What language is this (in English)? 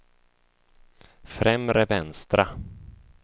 Swedish